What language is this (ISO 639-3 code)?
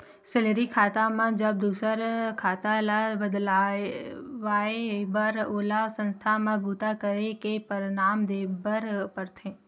hne